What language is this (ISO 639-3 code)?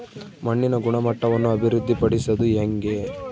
kan